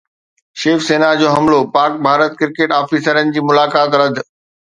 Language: Sindhi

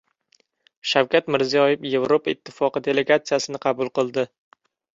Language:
Uzbek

